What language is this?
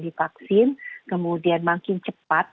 Indonesian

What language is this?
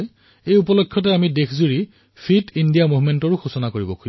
Assamese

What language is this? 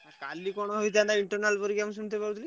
Odia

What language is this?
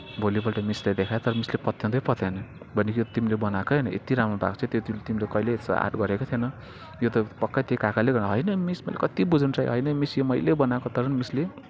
Nepali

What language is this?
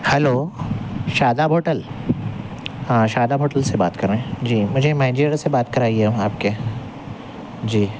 Urdu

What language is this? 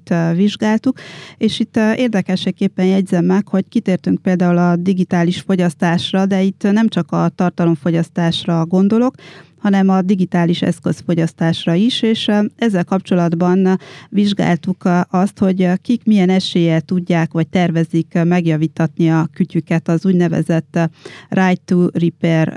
Hungarian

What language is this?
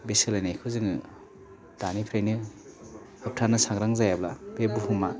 Bodo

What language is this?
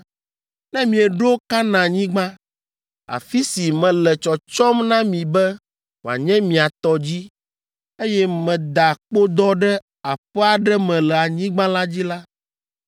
Ewe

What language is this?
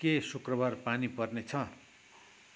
Nepali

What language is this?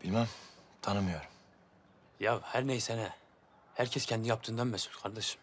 Turkish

